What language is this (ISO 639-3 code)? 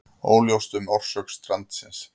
isl